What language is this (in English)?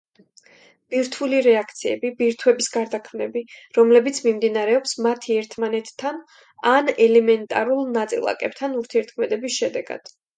Georgian